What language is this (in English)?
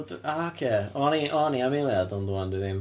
Welsh